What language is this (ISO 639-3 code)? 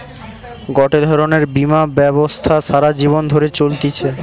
ben